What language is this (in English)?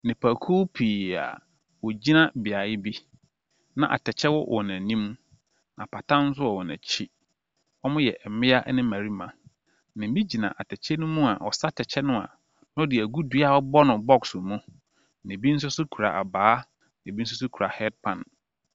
Akan